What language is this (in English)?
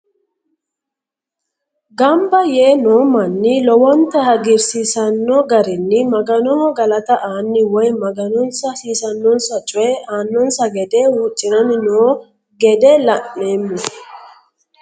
Sidamo